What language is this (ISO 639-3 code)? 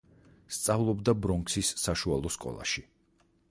kat